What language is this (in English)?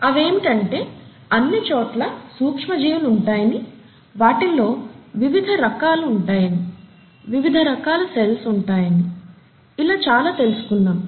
Telugu